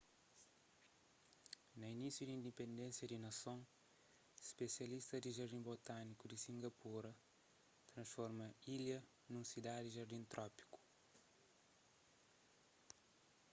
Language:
Kabuverdianu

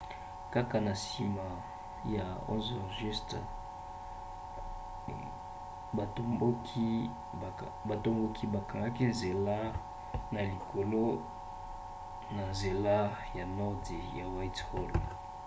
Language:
Lingala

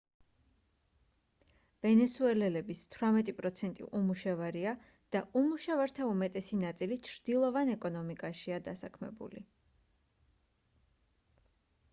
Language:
Georgian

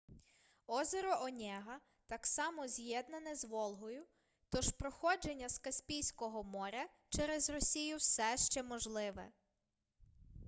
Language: Ukrainian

